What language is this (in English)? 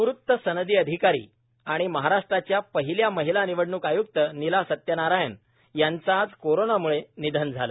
Marathi